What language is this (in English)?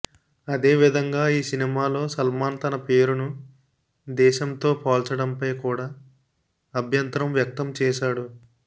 Telugu